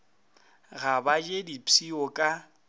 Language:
Northern Sotho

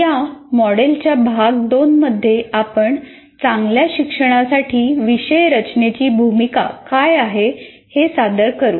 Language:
Marathi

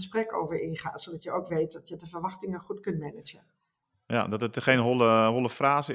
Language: Dutch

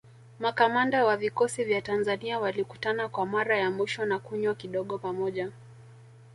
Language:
Swahili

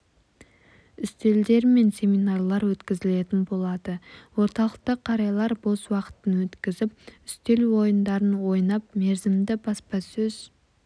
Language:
Kazakh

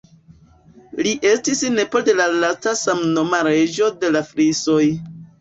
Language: Esperanto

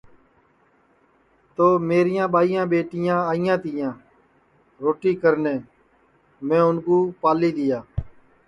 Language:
Sansi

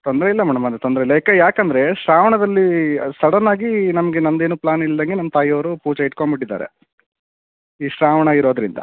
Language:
Kannada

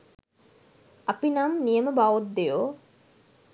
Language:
Sinhala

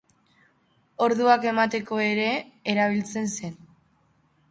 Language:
Basque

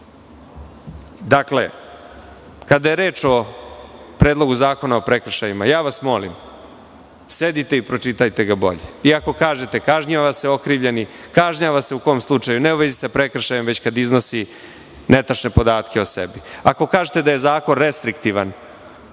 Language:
Serbian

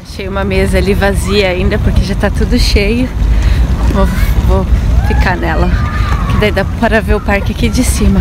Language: Portuguese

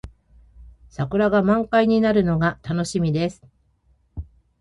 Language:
Japanese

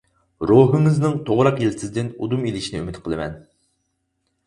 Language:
Uyghur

